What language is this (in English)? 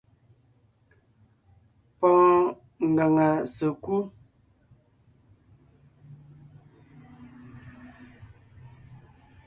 Ngiemboon